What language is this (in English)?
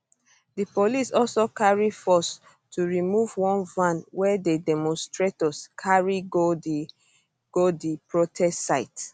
Nigerian Pidgin